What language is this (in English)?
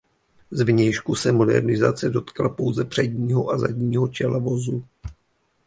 Czech